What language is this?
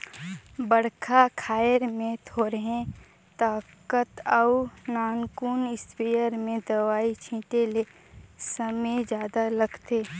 Chhattisgarhi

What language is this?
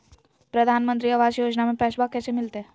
Magahi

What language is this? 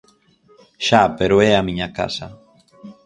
Galician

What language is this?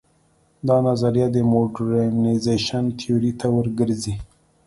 Pashto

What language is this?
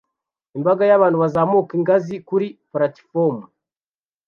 Kinyarwanda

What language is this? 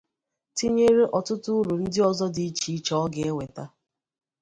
Igbo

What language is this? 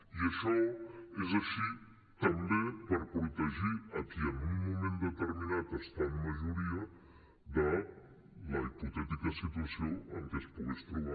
Catalan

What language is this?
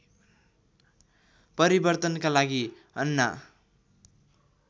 Nepali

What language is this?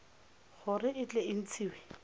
Tswana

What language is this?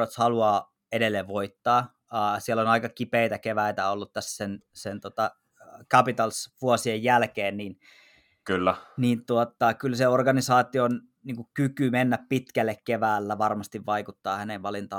Finnish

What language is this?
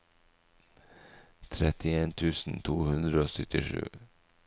Norwegian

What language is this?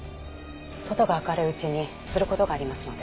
Japanese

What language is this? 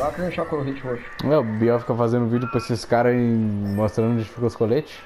Portuguese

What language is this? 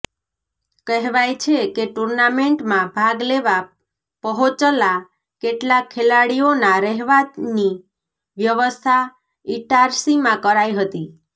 Gujarati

